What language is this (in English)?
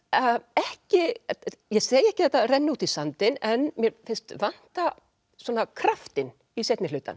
Icelandic